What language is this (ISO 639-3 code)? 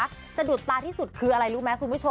tha